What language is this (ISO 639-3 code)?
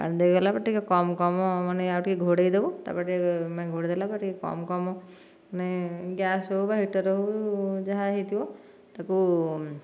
ori